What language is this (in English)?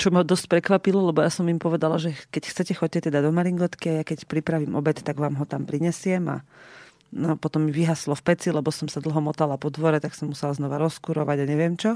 Slovak